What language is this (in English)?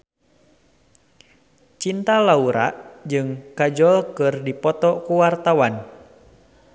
Sundanese